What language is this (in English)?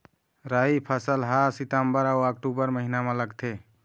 Chhattisgarhi